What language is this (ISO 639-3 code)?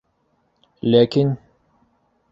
bak